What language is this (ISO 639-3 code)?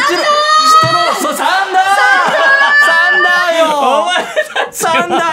jpn